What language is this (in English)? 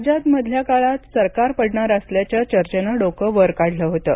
Marathi